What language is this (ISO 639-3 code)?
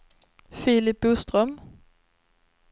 swe